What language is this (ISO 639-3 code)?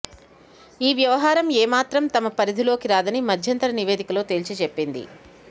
tel